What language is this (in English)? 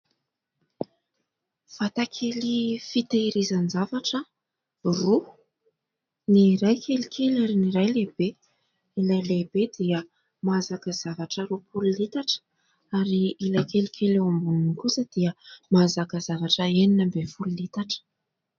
Malagasy